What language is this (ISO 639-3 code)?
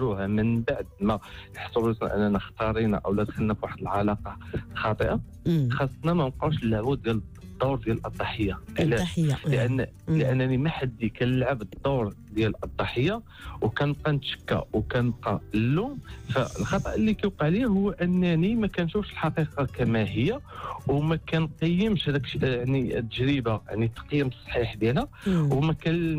ara